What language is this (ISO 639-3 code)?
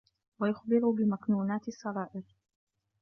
ara